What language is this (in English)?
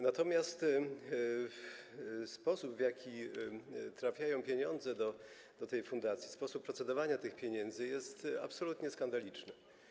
Polish